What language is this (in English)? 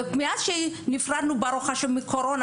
Hebrew